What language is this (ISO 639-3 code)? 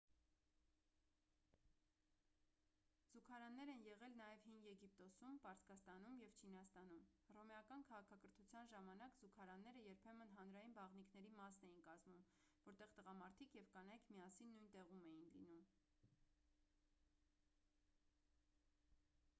hye